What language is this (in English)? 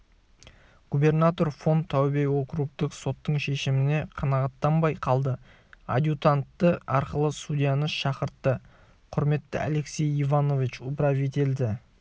Kazakh